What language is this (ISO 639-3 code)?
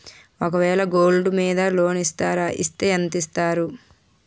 tel